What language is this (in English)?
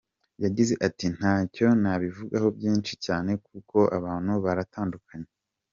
Kinyarwanda